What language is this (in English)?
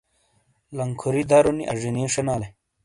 Shina